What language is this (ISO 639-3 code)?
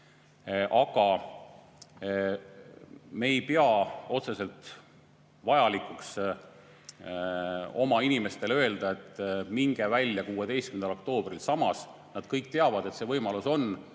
est